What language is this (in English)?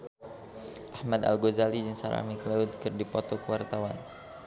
Sundanese